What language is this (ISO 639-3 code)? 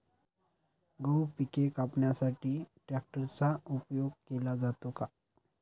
mar